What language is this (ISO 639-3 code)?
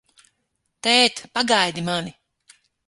lav